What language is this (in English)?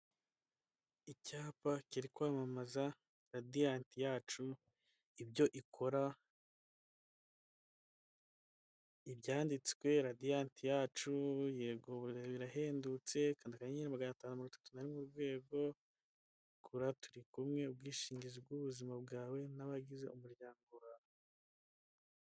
Kinyarwanda